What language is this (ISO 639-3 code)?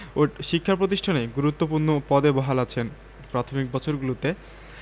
ben